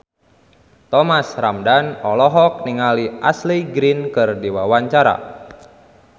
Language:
Sundanese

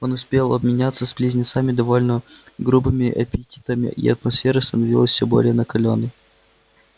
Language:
Russian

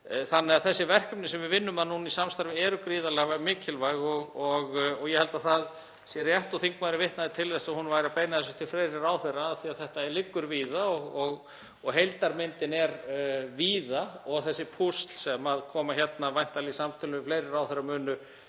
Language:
Icelandic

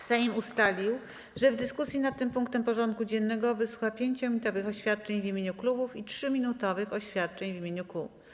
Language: Polish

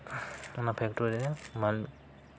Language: Santali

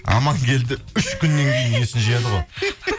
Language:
Kazakh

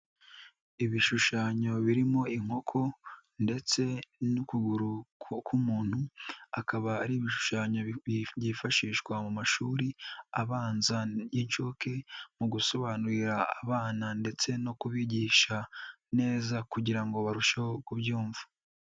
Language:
Kinyarwanda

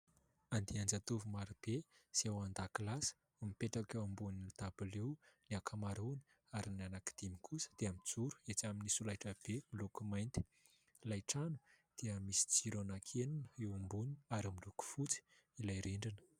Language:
Malagasy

